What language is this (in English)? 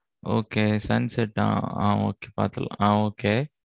Tamil